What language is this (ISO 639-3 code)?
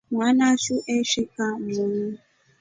rof